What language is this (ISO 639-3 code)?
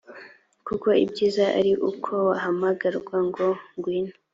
kin